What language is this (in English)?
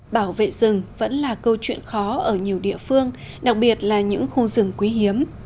Vietnamese